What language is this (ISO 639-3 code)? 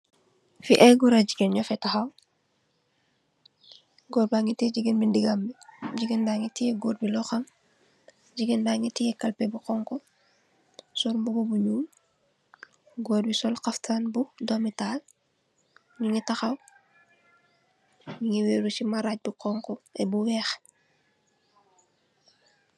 wol